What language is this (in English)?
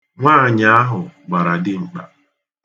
Igbo